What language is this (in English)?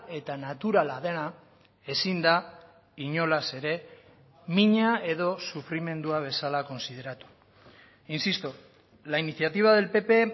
Basque